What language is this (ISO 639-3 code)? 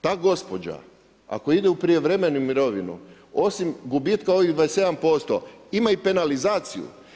hrv